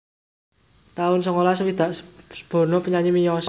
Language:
Javanese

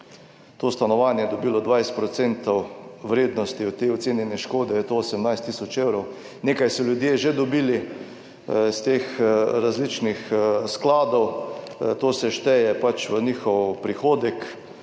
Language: Slovenian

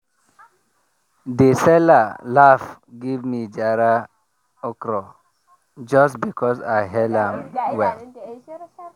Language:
Nigerian Pidgin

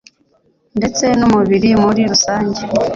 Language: Kinyarwanda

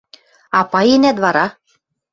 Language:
Western Mari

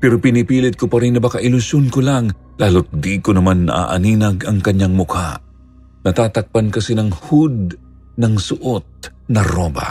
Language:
Filipino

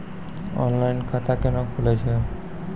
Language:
Maithili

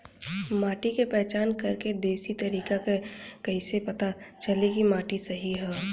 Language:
Bhojpuri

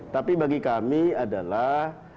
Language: Indonesian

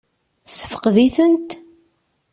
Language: Kabyle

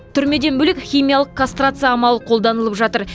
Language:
Kazakh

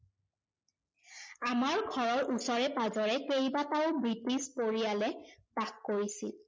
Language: Assamese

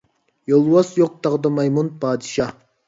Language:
Uyghur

